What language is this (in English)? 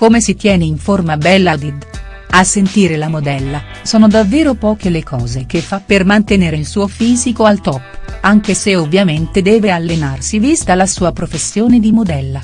Italian